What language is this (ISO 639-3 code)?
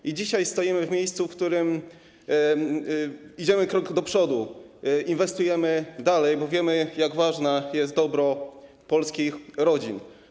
pol